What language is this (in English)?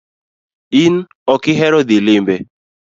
Luo (Kenya and Tanzania)